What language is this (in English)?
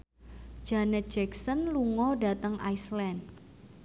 Javanese